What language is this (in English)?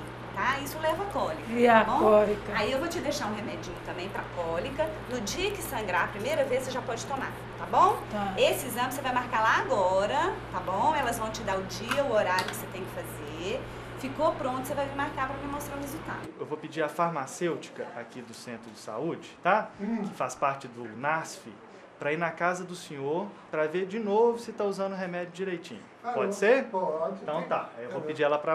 Portuguese